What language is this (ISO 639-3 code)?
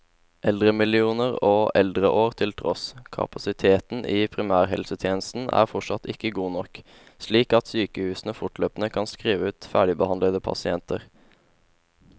nor